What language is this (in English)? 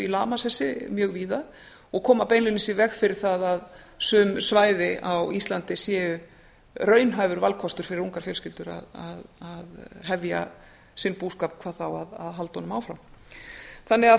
Icelandic